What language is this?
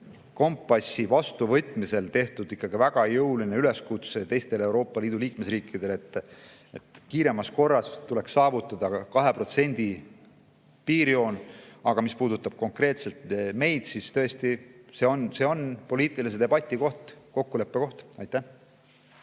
Estonian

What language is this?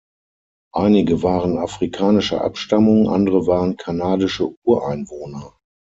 German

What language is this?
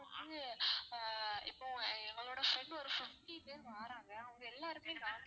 Tamil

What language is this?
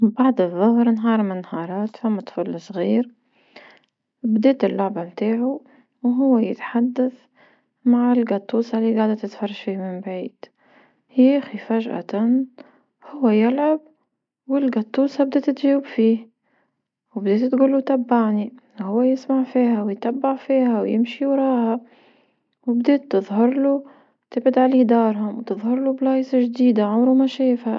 Tunisian Arabic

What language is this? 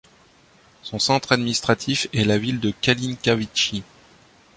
French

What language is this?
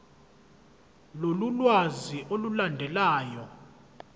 Zulu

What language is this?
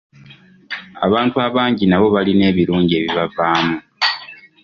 Ganda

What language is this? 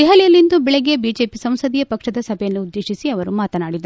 Kannada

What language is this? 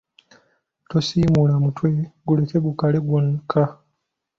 Ganda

